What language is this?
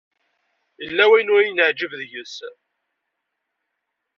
Kabyle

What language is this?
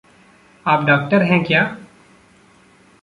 Hindi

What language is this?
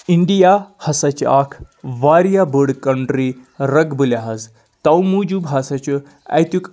Kashmiri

